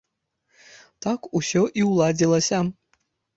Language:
Belarusian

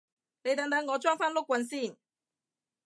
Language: Cantonese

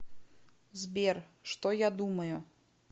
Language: Russian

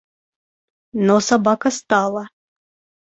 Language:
Russian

